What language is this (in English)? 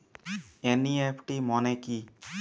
Bangla